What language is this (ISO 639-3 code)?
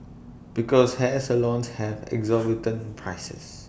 eng